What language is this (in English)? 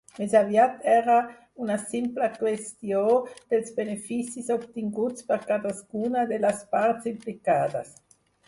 Catalan